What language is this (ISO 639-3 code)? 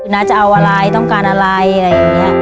tha